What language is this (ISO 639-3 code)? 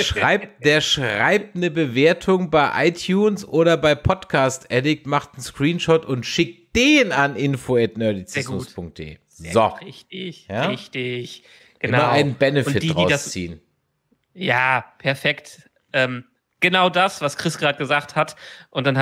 deu